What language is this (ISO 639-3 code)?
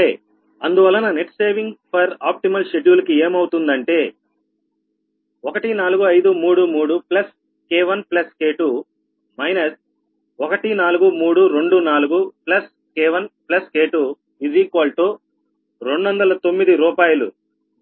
tel